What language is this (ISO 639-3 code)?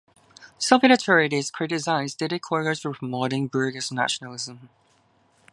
eng